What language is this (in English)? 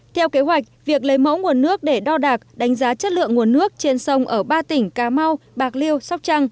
Vietnamese